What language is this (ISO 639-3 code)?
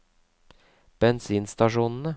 nor